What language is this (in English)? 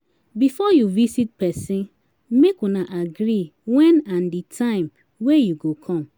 Nigerian Pidgin